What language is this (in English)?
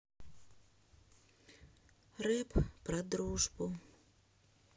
Russian